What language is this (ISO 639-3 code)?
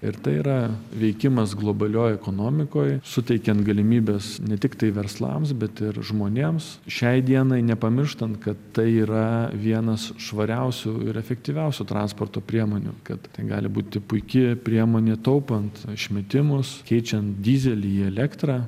lit